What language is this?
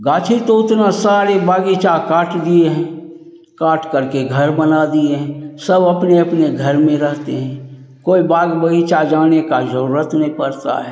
Hindi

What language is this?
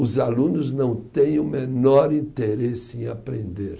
Portuguese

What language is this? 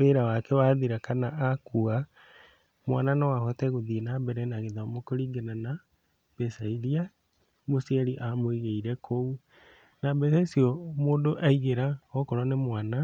Kikuyu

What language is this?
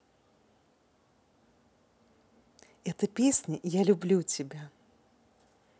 Russian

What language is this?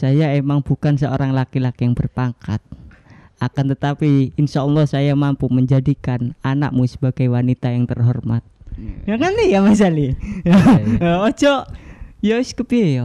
Indonesian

